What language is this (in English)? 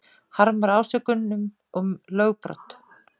Icelandic